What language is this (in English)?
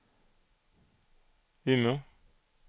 Swedish